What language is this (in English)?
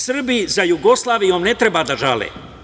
Serbian